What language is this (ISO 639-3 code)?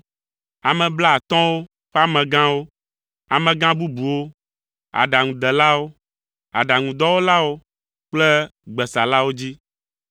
ewe